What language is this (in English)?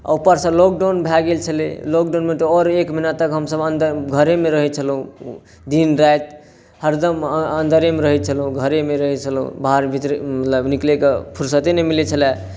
Maithili